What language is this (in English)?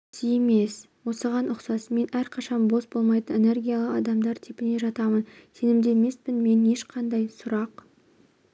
Kazakh